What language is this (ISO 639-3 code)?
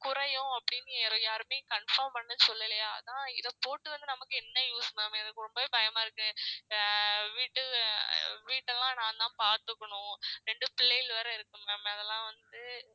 tam